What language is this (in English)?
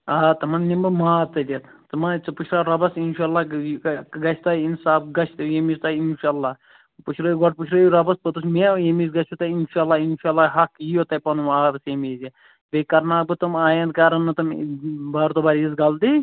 Kashmiri